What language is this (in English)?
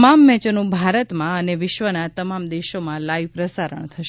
Gujarati